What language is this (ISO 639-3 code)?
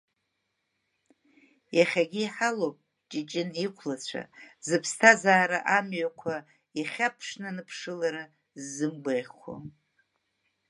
abk